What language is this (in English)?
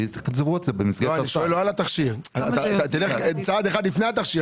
Hebrew